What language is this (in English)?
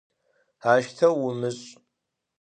Adyghe